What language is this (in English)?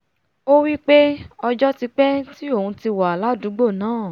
Yoruba